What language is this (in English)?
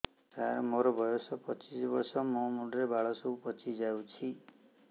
Odia